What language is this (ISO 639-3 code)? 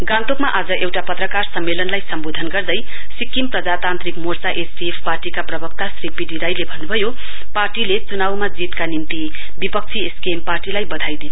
nep